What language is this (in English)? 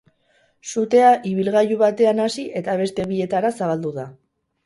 Basque